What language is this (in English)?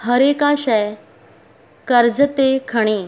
Sindhi